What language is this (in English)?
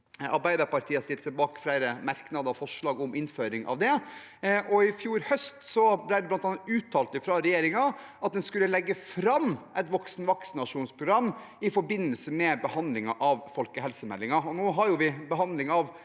Norwegian